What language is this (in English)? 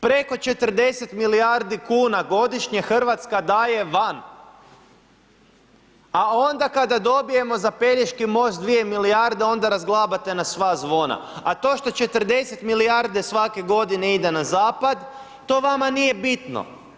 Croatian